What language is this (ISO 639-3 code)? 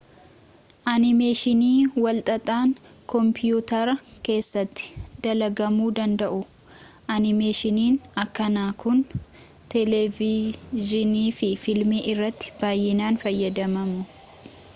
orm